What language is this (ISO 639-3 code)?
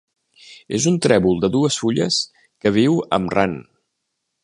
cat